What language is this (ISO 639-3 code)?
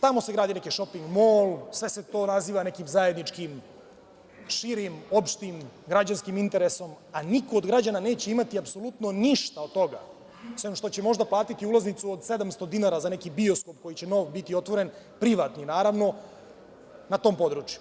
srp